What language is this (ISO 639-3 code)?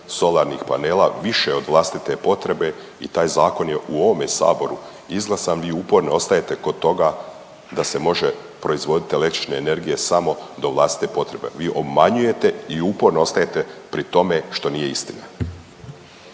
hrv